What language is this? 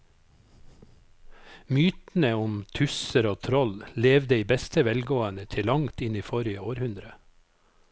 Norwegian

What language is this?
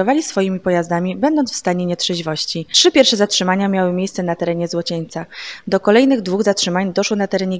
Polish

